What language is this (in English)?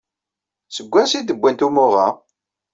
Kabyle